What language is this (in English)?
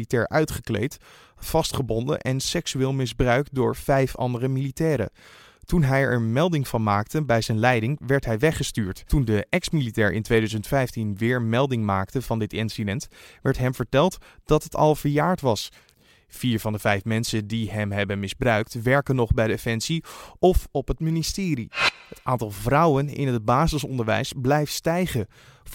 Dutch